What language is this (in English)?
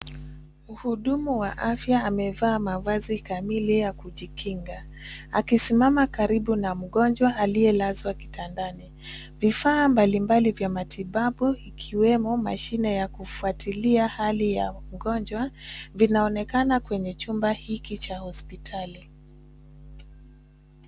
Swahili